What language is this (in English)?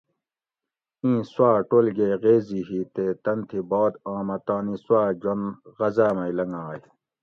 Gawri